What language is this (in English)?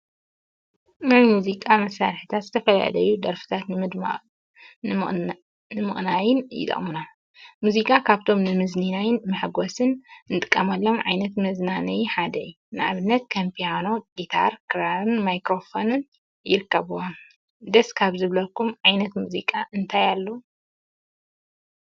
Tigrinya